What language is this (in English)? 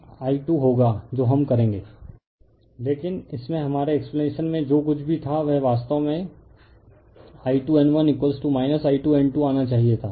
Hindi